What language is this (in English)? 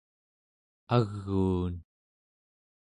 Central Yupik